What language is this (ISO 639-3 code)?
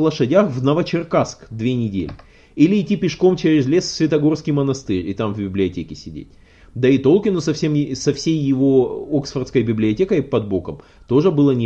rus